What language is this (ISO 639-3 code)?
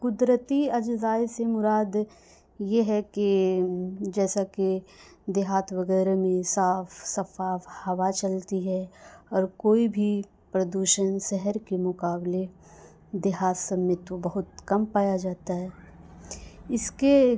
urd